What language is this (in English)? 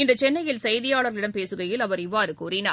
Tamil